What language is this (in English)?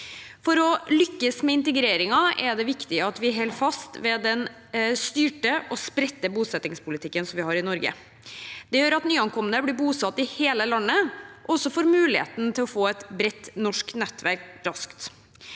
Norwegian